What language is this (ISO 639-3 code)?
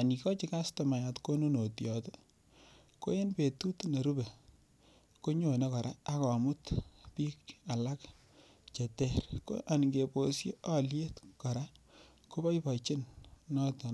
kln